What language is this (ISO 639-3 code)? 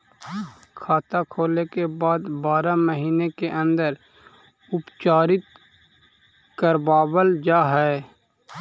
mag